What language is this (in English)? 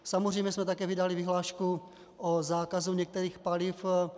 Czech